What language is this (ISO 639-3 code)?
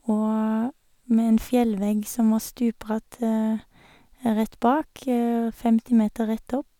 nor